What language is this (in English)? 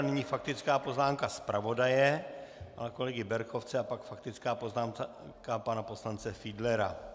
Czech